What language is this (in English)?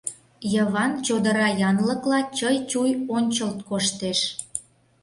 Mari